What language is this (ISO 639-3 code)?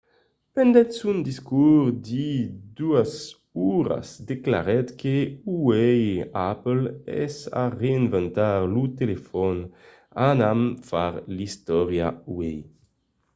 oci